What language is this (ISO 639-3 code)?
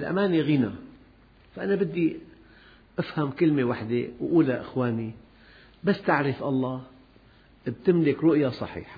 ara